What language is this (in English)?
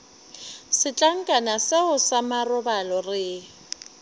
Northern Sotho